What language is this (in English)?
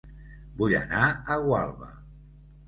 Catalan